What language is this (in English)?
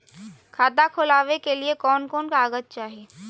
Magahi